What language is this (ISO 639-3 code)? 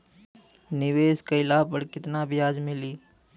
bho